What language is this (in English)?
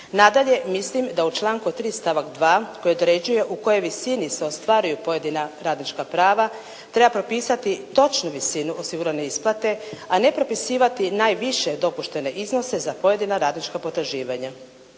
Croatian